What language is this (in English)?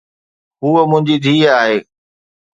Sindhi